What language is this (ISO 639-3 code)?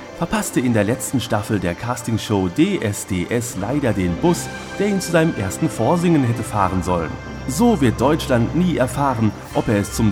deu